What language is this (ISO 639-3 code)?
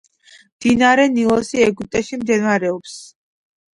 kat